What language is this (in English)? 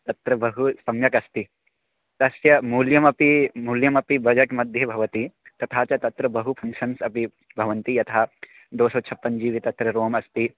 Sanskrit